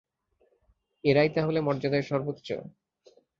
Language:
Bangla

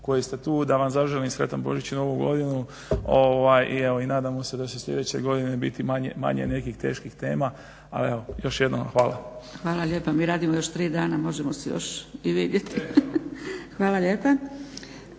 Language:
Croatian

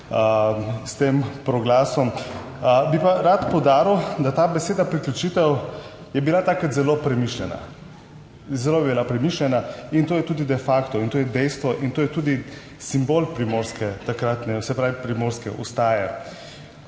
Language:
Slovenian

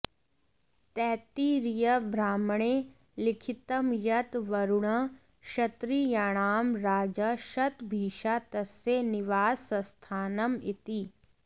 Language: Sanskrit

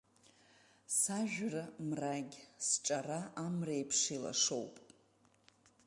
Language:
Abkhazian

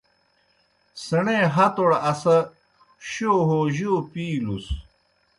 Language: Kohistani Shina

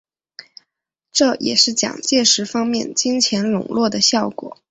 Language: Chinese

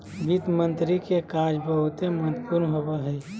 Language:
Magahi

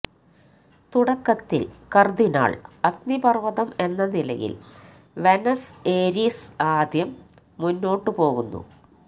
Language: Malayalam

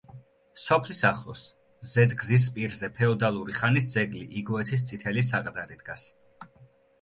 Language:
Georgian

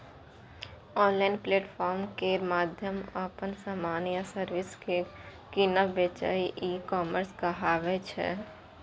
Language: Maithili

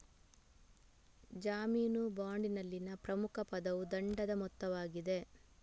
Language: Kannada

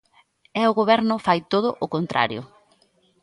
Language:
Galician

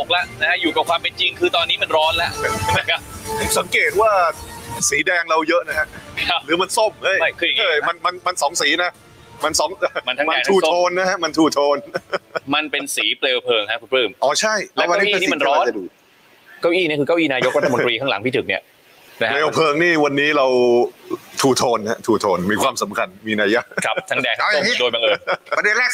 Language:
Thai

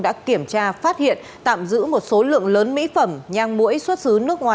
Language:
Vietnamese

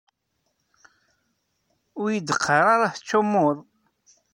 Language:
Kabyle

